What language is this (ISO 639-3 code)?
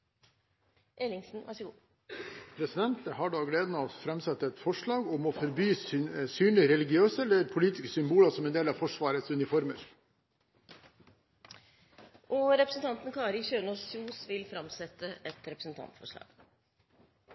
nor